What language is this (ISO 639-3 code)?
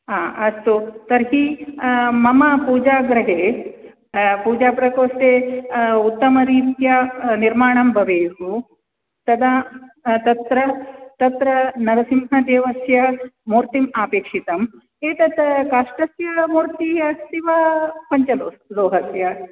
san